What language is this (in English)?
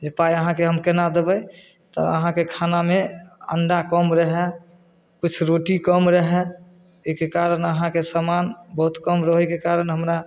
Maithili